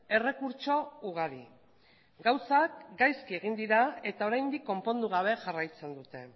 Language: Basque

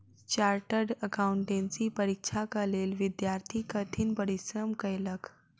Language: Maithili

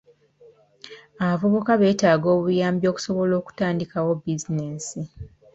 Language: Ganda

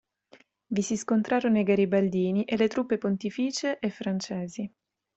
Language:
Italian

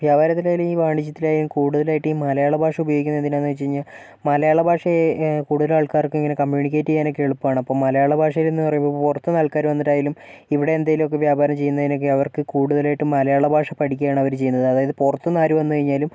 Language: Malayalam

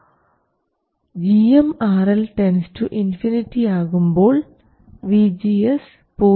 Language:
Malayalam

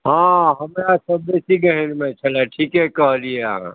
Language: Maithili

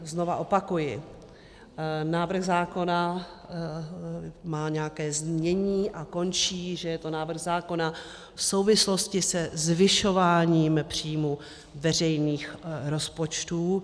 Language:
Czech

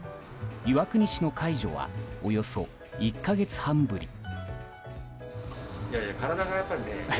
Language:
Japanese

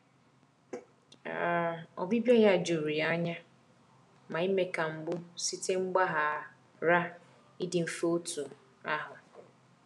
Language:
Igbo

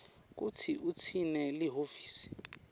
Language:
Swati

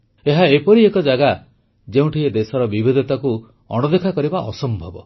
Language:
Odia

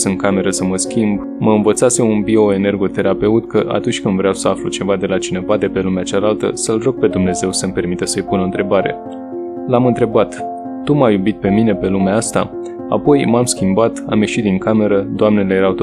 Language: Romanian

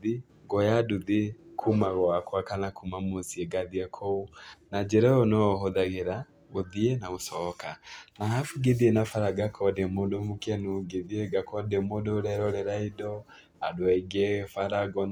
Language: Kikuyu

